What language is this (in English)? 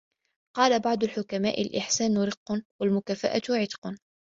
Arabic